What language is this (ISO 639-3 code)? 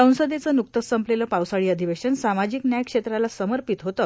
mar